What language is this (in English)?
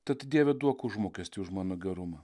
Lithuanian